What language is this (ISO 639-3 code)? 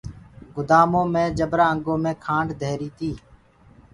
ggg